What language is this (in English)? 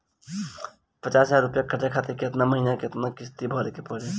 Bhojpuri